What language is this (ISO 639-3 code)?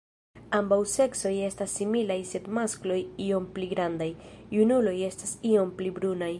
epo